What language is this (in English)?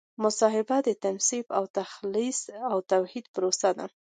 Pashto